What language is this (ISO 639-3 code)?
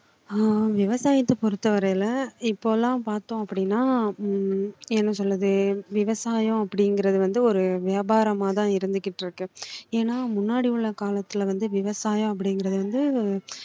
tam